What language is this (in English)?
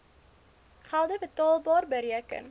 Afrikaans